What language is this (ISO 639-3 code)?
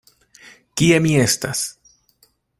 epo